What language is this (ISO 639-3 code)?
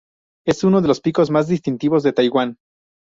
spa